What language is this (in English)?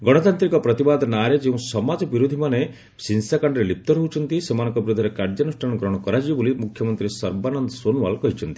Odia